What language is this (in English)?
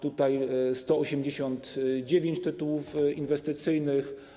Polish